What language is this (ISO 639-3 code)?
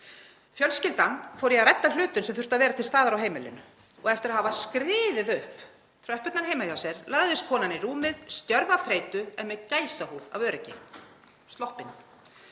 isl